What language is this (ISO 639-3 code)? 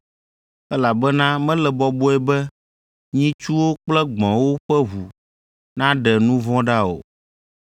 ewe